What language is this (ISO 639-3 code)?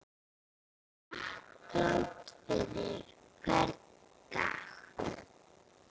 isl